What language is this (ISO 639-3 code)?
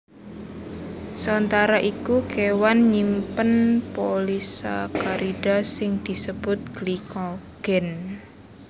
jav